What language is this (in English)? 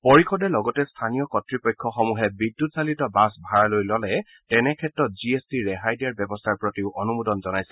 Assamese